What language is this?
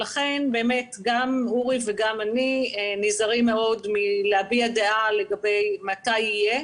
Hebrew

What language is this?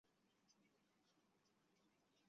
Chinese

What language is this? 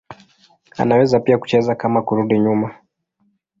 Swahili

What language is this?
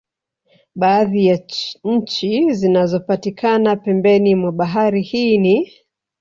Swahili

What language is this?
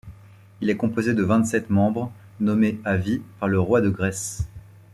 French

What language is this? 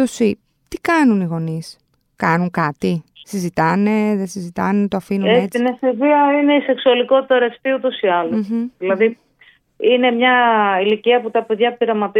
Greek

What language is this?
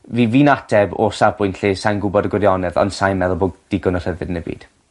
Welsh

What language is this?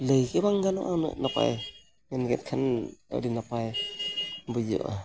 Santali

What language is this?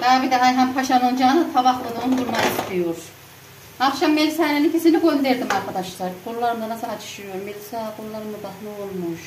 Turkish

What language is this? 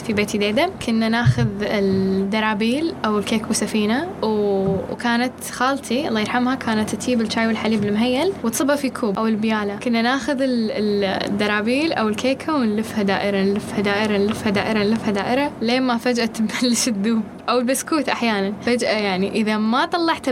Arabic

